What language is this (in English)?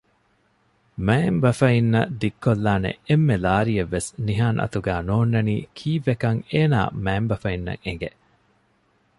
Divehi